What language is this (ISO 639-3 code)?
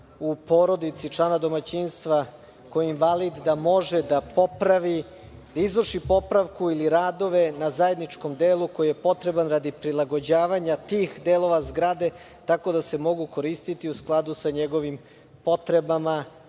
srp